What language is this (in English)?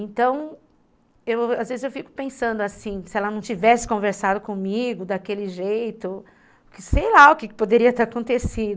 Portuguese